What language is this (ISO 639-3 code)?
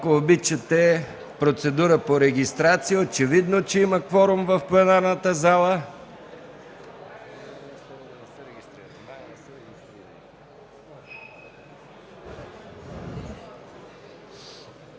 bul